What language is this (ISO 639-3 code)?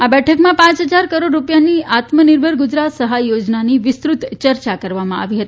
guj